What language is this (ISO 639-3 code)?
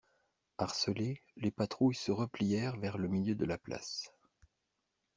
fra